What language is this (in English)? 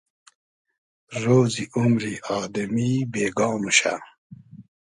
Hazaragi